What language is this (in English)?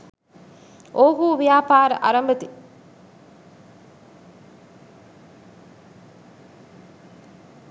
Sinhala